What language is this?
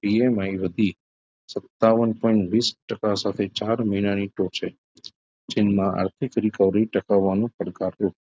Gujarati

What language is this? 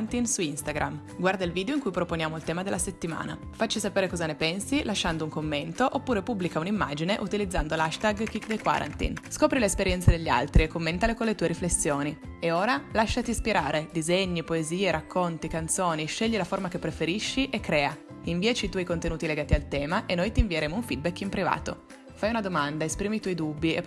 Italian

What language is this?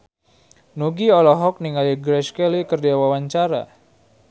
Sundanese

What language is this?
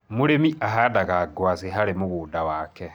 Kikuyu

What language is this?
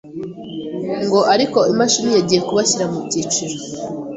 Kinyarwanda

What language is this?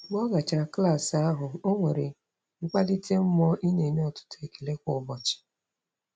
Igbo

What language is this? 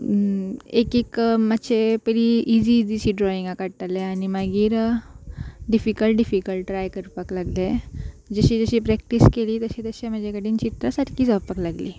Konkani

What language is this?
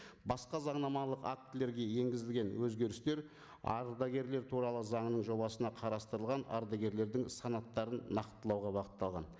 Kazakh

